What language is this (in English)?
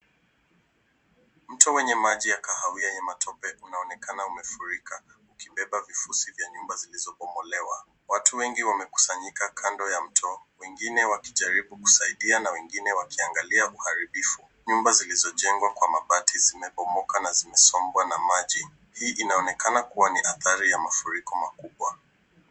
Swahili